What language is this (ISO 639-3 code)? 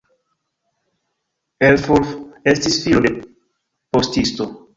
epo